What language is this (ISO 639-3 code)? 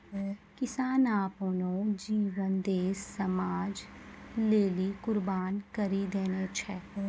mai